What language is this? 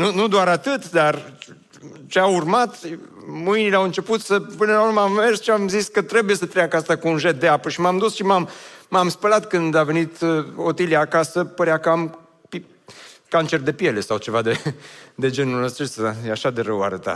Romanian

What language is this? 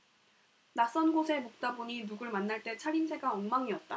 Korean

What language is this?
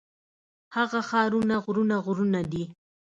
Pashto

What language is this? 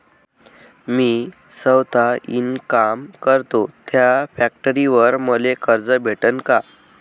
Marathi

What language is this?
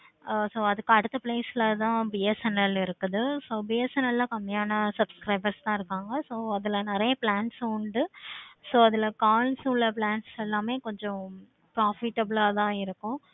Tamil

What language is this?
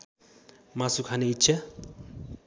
Nepali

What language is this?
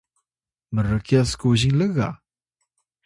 Atayal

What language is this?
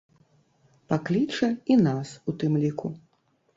Belarusian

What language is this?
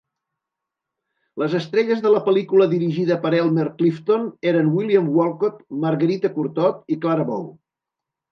Catalan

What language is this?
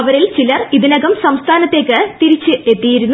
Malayalam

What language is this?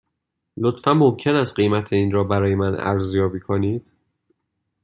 Persian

